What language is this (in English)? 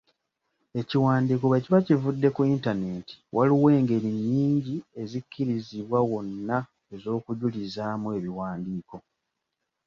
Ganda